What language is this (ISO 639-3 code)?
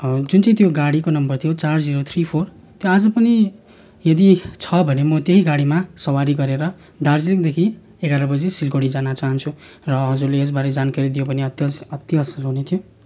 nep